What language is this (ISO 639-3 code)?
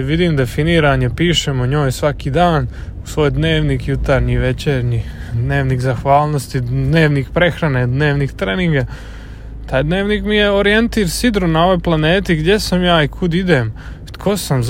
hrv